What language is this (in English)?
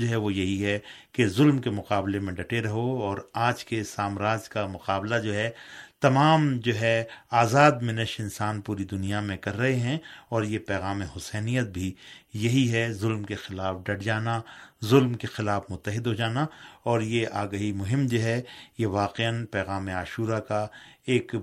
Urdu